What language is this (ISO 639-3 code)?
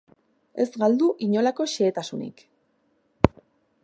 eus